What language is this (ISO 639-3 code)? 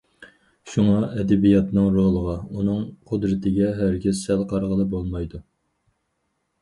uig